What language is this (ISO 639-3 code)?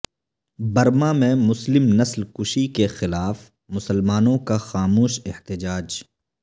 urd